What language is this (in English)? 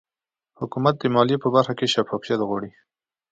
Pashto